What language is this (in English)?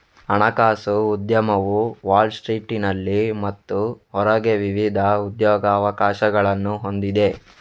Kannada